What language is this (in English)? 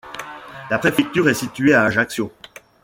French